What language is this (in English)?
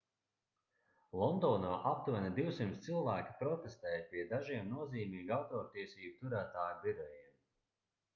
Latvian